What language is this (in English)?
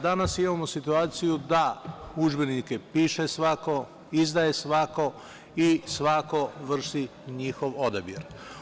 Serbian